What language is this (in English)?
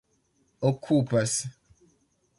Esperanto